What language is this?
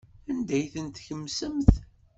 Kabyle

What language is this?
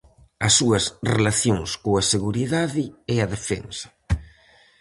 Galician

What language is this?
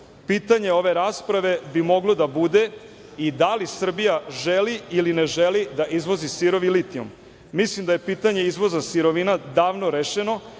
Serbian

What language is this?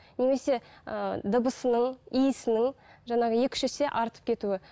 Kazakh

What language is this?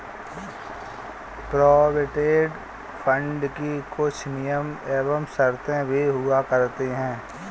Hindi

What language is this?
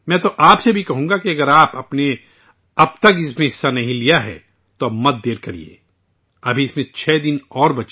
Urdu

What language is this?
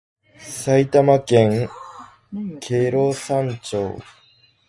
Japanese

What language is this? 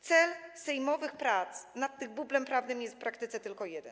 Polish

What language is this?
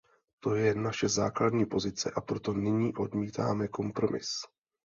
Czech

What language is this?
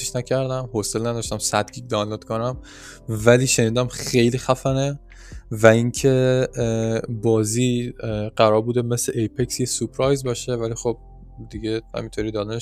Persian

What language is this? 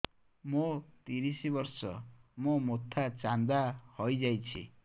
Odia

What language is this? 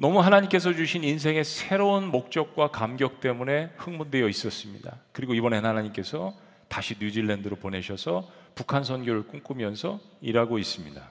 Korean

